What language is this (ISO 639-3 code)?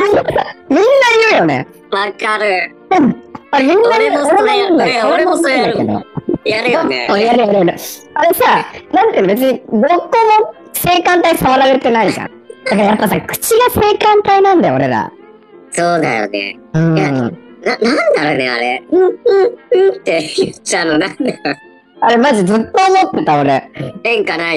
jpn